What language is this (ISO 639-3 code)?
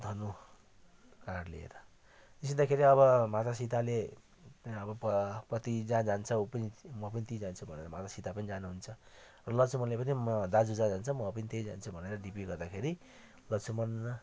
nep